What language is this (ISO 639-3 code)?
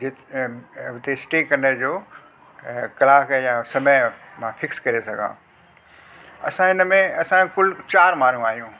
snd